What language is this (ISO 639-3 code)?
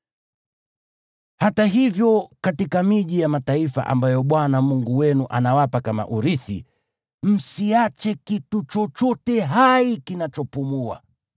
swa